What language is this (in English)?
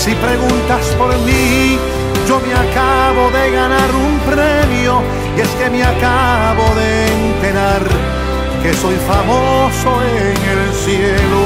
Spanish